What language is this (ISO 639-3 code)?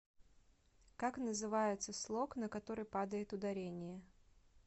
rus